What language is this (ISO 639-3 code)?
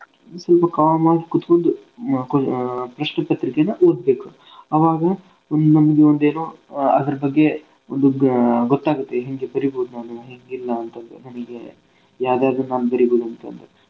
kan